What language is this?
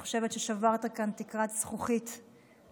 Hebrew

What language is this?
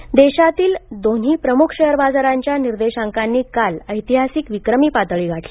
Marathi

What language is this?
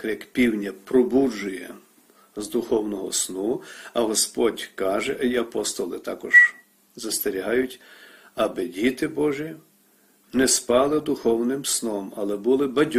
Ukrainian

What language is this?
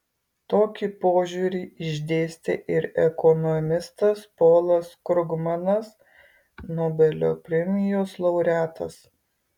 Lithuanian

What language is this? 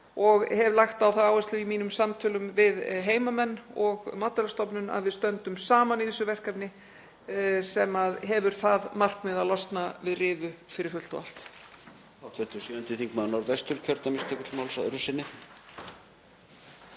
Icelandic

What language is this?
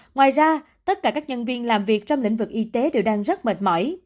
Vietnamese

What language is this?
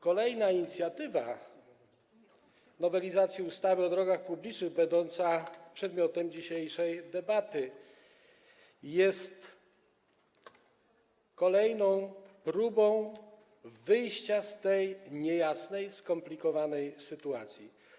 Polish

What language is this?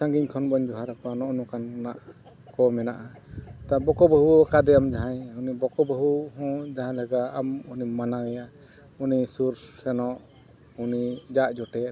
Santali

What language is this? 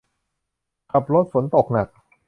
Thai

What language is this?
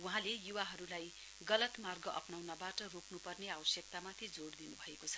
Nepali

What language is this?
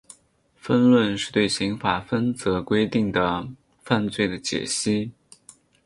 Chinese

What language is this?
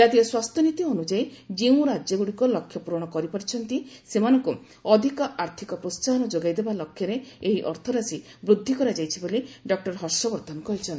Odia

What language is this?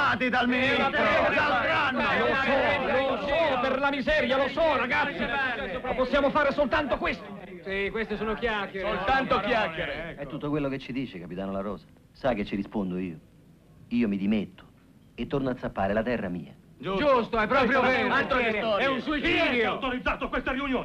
Italian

